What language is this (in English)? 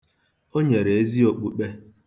Igbo